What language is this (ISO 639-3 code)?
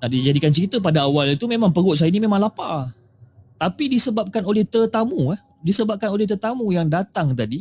msa